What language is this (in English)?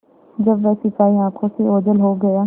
Hindi